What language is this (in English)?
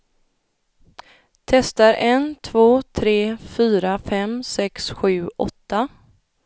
Swedish